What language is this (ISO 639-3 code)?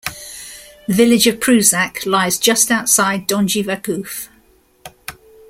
eng